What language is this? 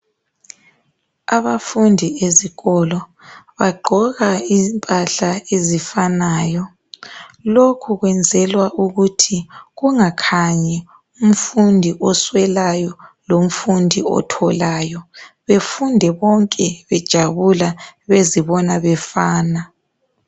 North Ndebele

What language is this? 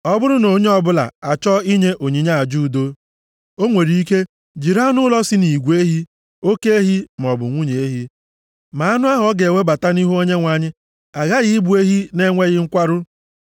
Igbo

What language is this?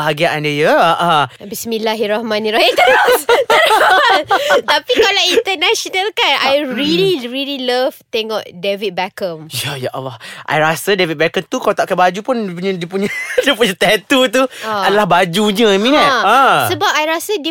Malay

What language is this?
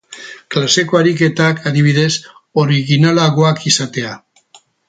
Basque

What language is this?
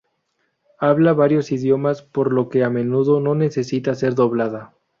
Spanish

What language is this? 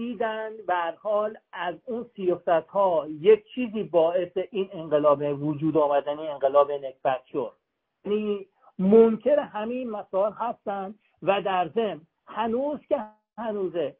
Persian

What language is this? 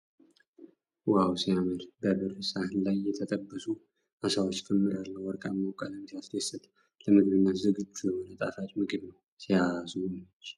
Amharic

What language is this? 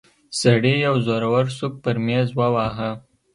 Pashto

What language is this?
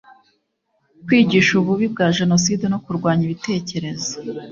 Kinyarwanda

